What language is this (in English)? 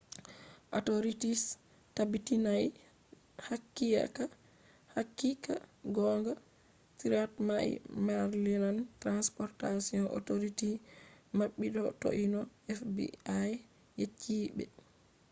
Fula